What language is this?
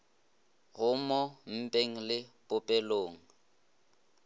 Northern Sotho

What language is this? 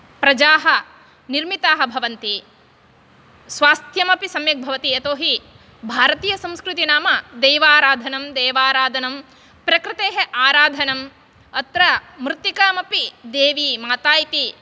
Sanskrit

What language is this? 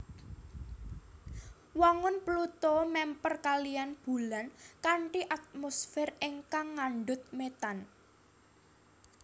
Javanese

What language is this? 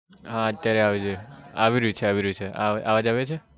Gujarati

